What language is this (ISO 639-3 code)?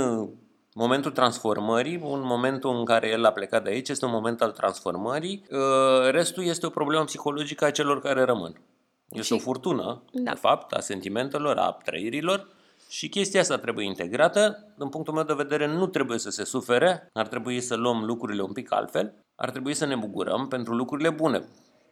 ron